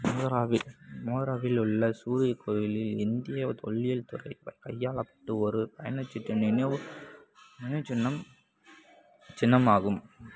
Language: Tamil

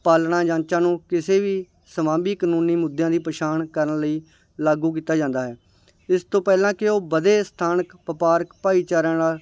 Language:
Punjabi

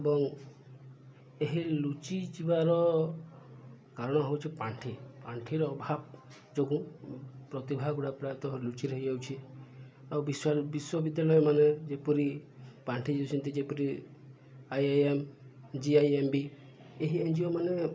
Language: Odia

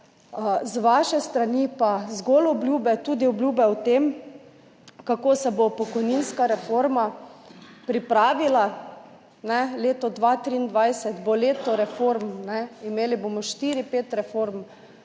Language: Slovenian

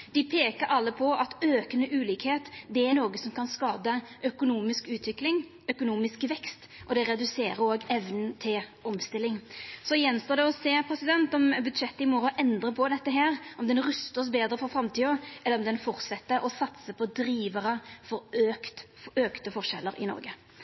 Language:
Norwegian Nynorsk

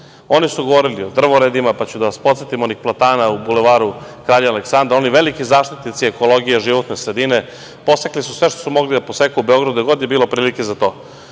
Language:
Serbian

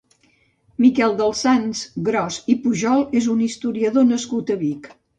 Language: Catalan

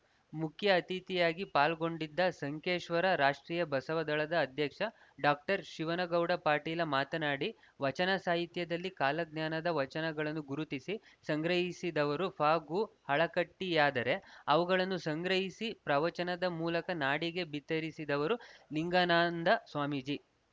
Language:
Kannada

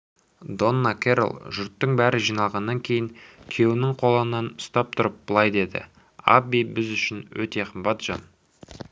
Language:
Kazakh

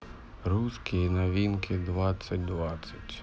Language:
Russian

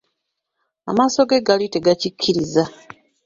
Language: Ganda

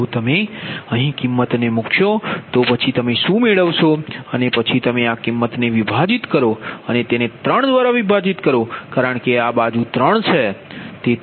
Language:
Gujarati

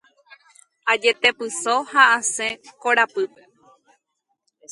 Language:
Guarani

